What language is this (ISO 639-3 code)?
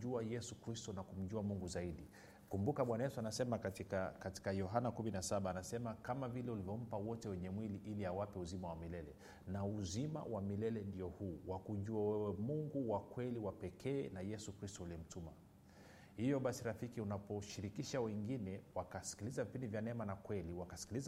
swa